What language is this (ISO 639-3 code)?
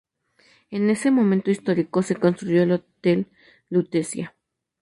spa